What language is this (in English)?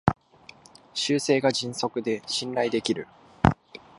Japanese